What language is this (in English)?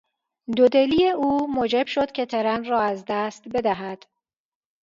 Persian